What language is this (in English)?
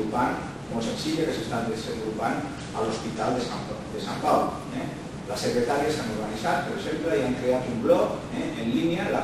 Greek